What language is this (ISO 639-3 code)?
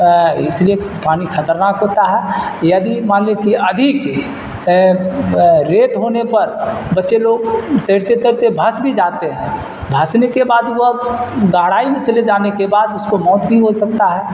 urd